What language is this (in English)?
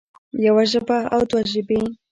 Pashto